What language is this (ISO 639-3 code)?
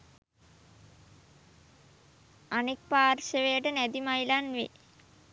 sin